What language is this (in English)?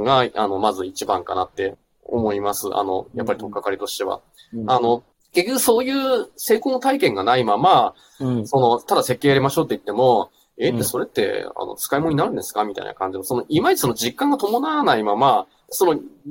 Japanese